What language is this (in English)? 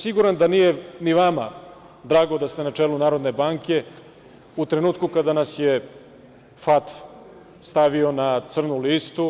Serbian